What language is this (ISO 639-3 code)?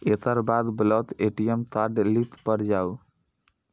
mai